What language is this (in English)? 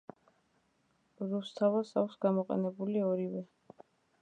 Georgian